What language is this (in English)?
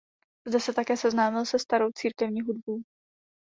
Czech